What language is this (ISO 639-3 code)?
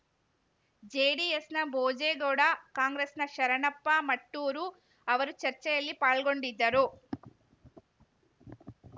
kan